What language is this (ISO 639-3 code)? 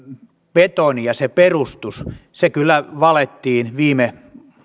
fin